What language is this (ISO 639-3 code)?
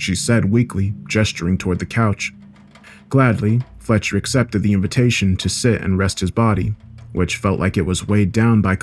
eng